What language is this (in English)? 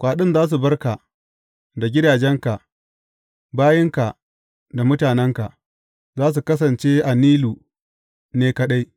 Hausa